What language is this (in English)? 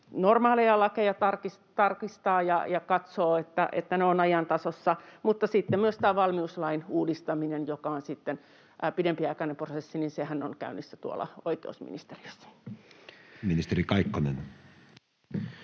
Finnish